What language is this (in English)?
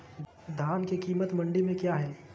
Magahi